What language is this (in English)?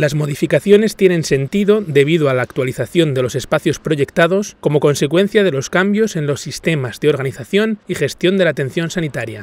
Spanish